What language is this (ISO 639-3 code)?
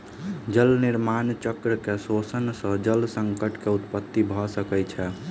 mai